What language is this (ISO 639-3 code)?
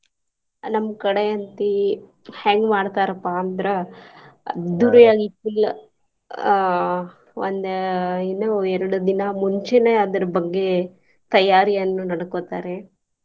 kan